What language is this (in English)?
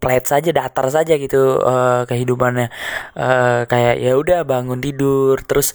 Indonesian